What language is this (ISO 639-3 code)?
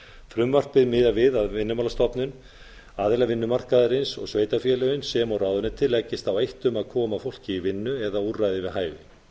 isl